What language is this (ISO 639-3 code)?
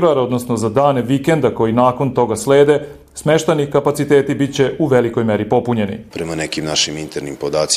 hrv